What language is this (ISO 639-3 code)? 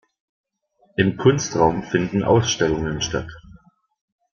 deu